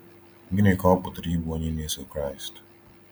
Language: Igbo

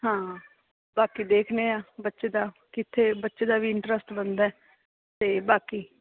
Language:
Punjabi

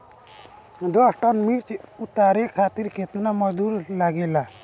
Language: Bhojpuri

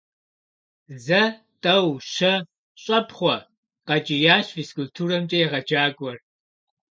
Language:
Kabardian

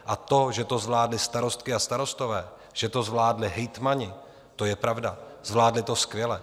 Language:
Czech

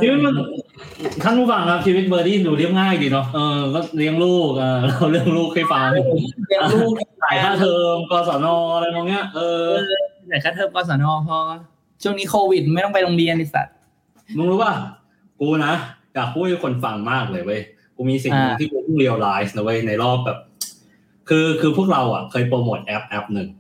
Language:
Thai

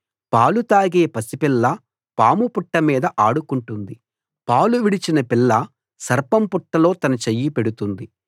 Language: Telugu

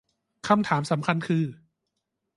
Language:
Thai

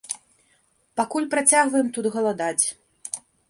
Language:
Belarusian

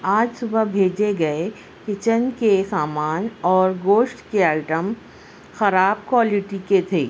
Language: Urdu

